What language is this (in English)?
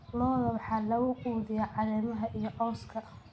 Somali